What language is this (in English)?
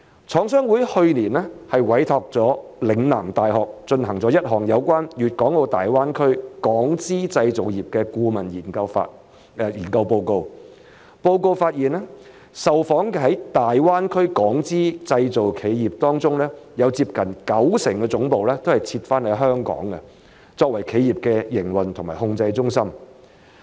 Cantonese